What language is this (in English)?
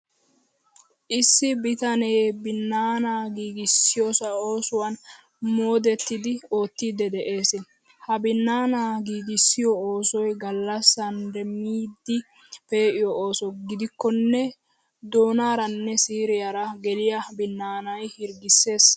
Wolaytta